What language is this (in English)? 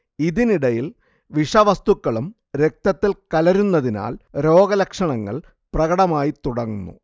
Malayalam